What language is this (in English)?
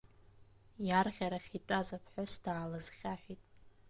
Abkhazian